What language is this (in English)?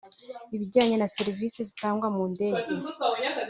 Kinyarwanda